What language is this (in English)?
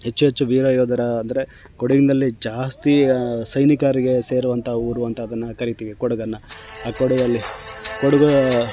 Kannada